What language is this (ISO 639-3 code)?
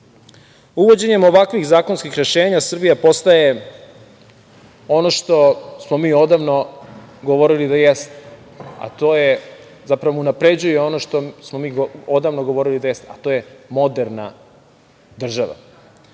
srp